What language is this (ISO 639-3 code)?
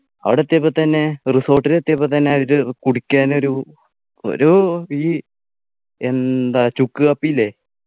mal